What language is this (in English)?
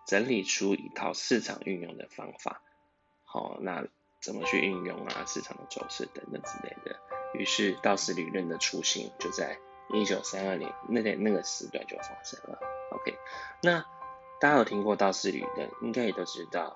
Chinese